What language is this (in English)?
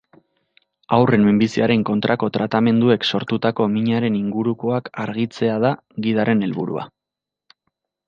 Basque